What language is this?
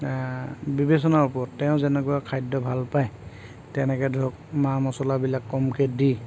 Assamese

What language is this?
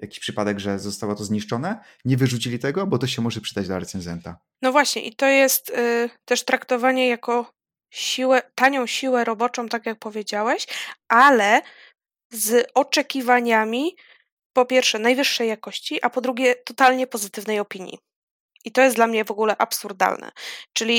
Polish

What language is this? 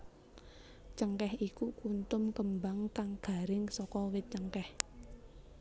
Javanese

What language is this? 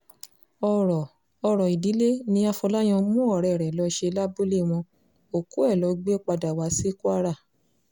Yoruba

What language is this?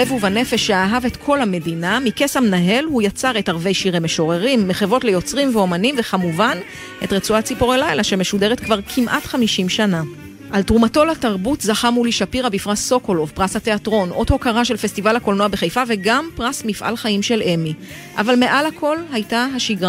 Hebrew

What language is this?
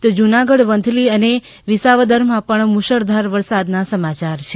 Gujarati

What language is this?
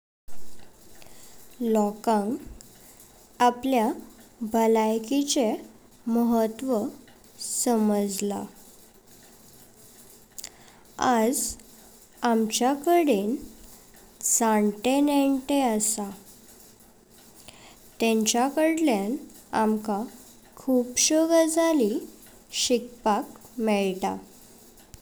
Konkani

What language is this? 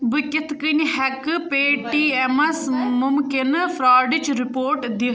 Kashmiri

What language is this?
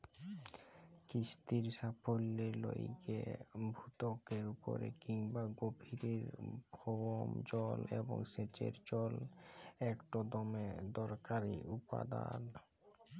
Bangla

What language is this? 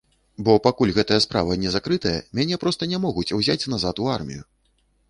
Belarusian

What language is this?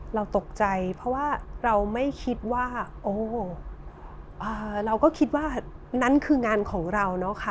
Thai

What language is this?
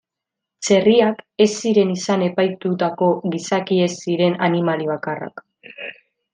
Basque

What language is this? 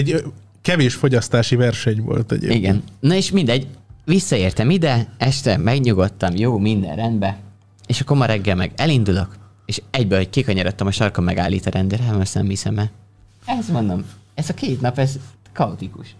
Hungarian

